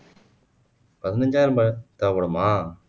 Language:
Tamil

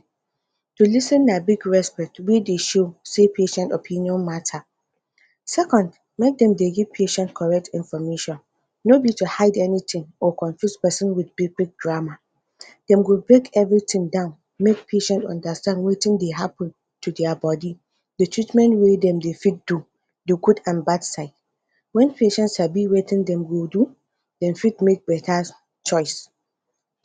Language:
Nigerian Pidgin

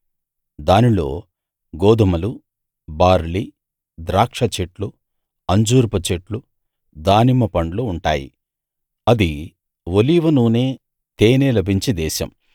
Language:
Telugu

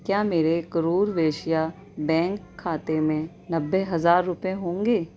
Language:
Urdu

